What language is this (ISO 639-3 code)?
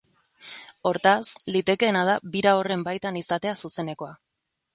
eus